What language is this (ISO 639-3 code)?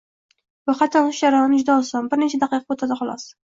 uzb